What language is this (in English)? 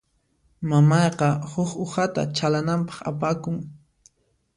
Puno Quechua